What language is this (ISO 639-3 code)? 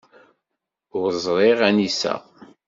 kab